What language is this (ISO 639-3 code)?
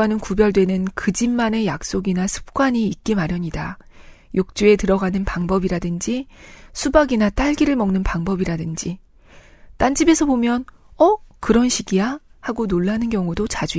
kor